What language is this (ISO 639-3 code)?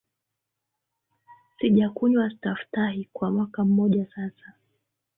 swa